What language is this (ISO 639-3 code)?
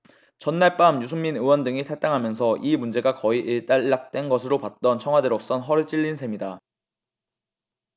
kor